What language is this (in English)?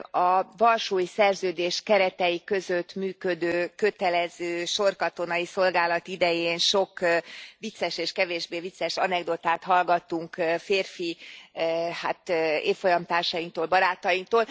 Hungarian